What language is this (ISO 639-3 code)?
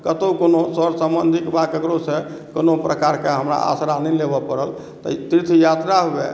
mai